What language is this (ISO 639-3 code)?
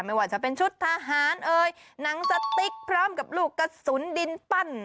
tha